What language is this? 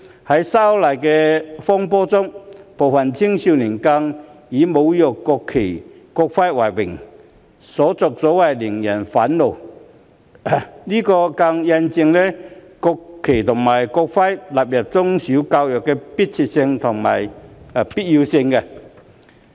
Cantonese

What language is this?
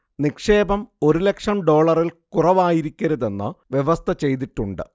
Malayalam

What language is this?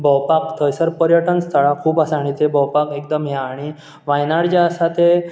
Konkani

